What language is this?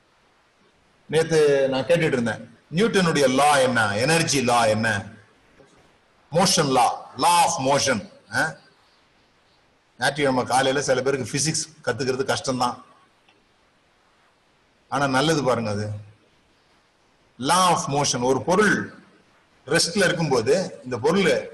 Tamil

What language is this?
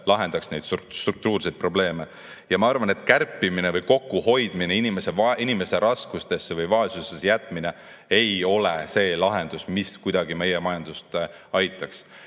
Estonian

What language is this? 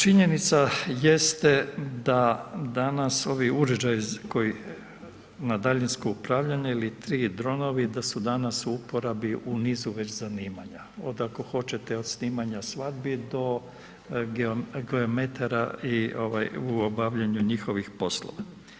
Croatian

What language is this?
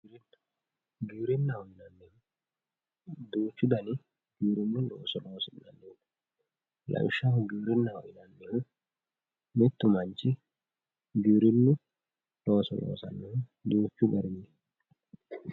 Sidamo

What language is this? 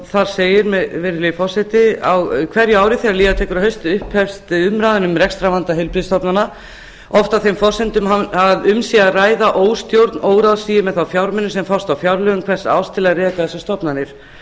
Icelandic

